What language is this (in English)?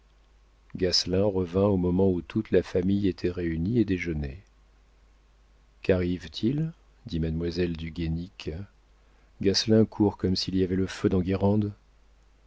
French